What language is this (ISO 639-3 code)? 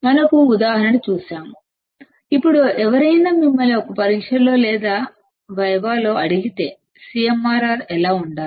tel